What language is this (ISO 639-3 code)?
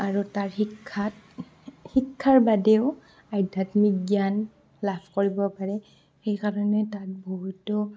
asm